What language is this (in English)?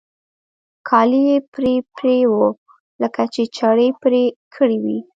Pashto